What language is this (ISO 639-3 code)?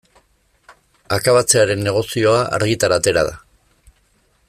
eus